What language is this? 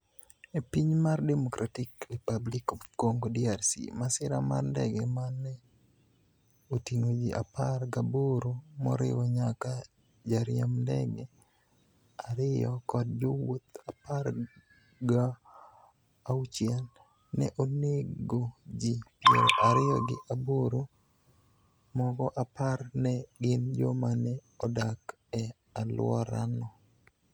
Luo (Kenya and Tanzania)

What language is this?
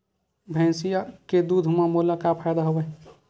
Chhattisgarhi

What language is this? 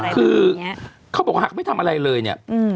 Thai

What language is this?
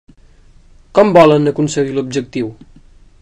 Catalan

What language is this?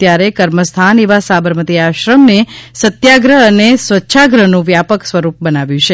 Gujarati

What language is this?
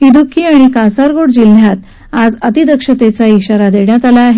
Marathi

